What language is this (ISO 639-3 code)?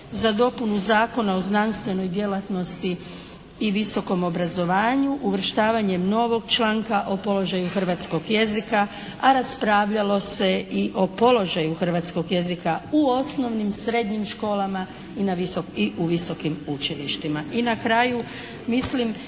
hrv